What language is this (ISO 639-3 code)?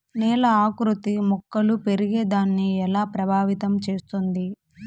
tel